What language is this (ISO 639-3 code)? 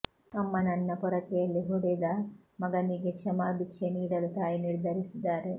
kan